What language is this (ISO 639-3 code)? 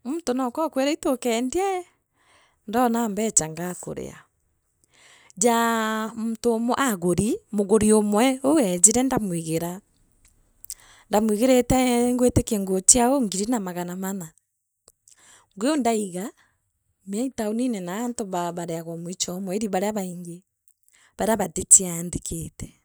mer